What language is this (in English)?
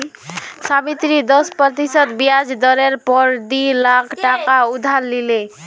Magahi